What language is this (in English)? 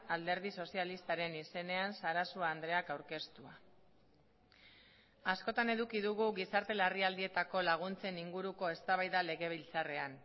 Basque